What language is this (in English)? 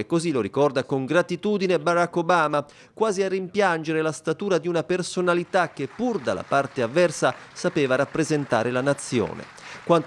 Italian